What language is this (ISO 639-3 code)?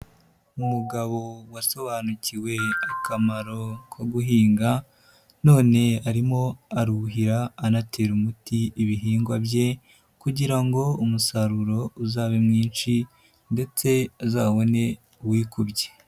kin